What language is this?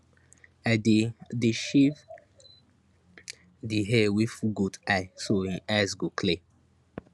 Nigerian Pidgin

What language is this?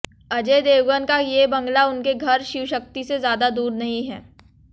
Hindi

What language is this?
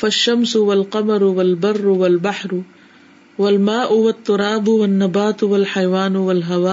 Urdu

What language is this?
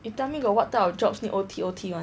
English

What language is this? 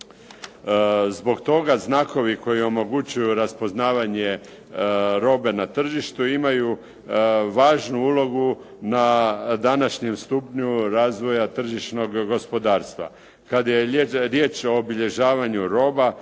Croatian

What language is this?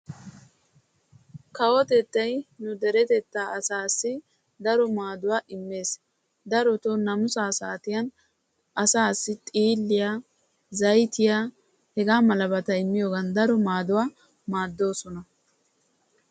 Wolaytta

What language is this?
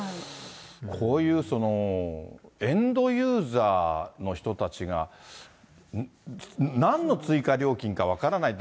Japanese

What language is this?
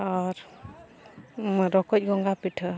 Santali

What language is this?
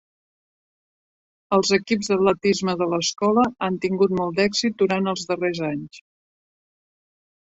Catalan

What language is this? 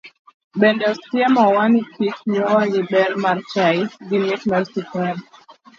Luo (Kenya and Tanzania)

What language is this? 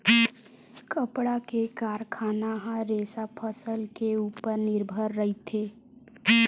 Chhattisgarhi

